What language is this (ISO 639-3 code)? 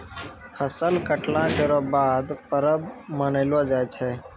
mai